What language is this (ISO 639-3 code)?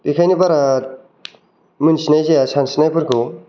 brx